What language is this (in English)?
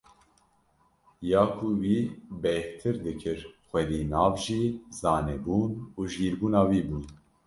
Kurdish